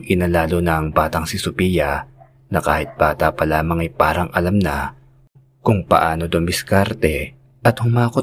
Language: Filipino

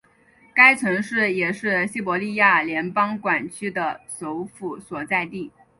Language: Chinese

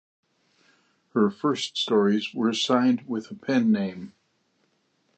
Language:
English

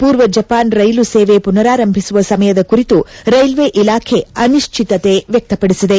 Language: Kannada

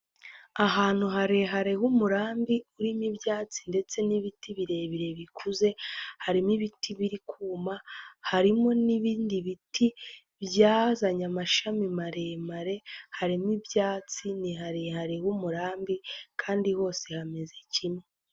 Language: Kinyarwanda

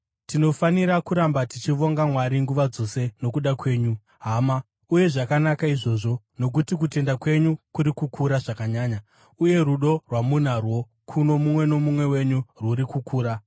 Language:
Shona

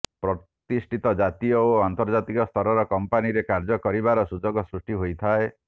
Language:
Odia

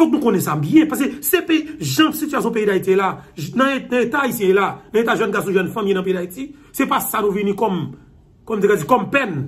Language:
French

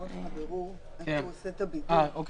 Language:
Hebrew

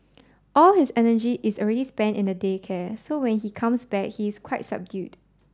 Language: English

